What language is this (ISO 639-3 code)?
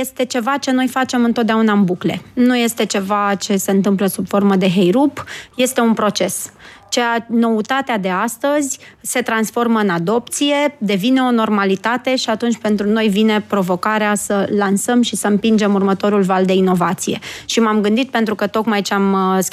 ron